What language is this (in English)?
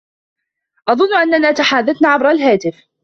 Arabic